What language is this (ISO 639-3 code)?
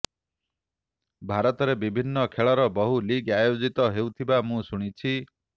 ori